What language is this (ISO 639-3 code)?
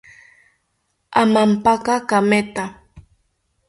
cpy